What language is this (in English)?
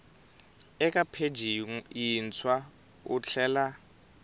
Tsonga